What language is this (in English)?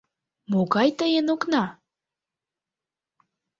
Mari